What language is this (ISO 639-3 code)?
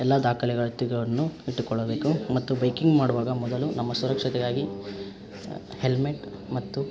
kan